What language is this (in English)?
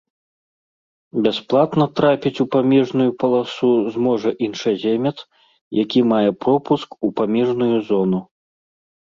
Belarusian